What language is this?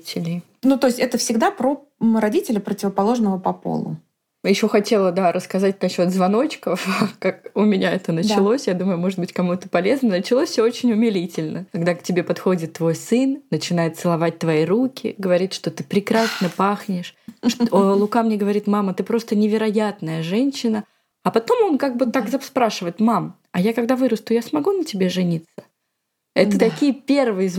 Russian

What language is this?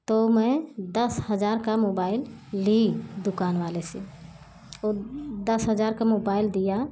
Hindi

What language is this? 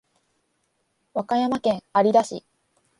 Japanese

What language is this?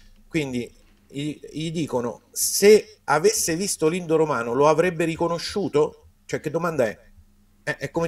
Italian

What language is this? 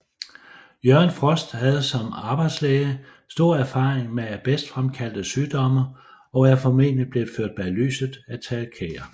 Danish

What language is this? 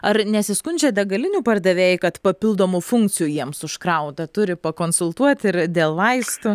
Lithuanian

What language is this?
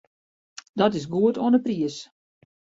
Western Frisian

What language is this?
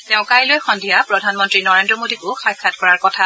Assamese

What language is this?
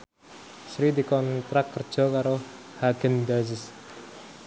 Javanese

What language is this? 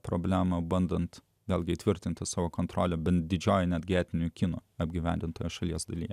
Lithuanian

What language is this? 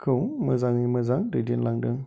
Bodo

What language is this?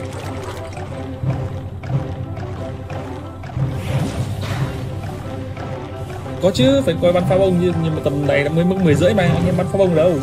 Vietnamese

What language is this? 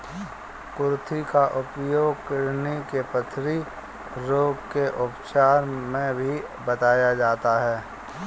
Hindi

